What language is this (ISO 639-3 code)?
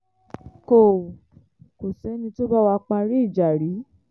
yor